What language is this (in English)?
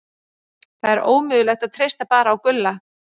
Icelandic